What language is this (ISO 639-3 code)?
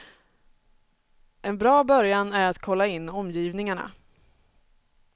swe